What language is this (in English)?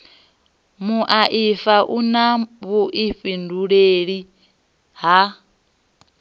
Venda